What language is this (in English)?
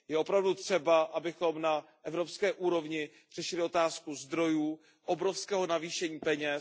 Czech